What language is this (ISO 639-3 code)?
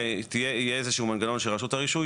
heb